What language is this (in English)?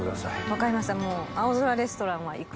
Japanese